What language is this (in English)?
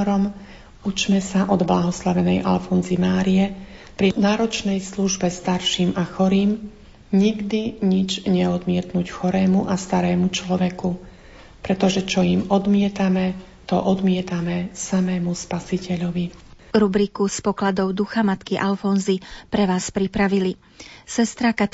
Slovak